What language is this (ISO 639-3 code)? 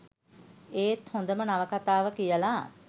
sin